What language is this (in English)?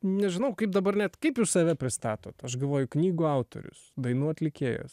Lithuanian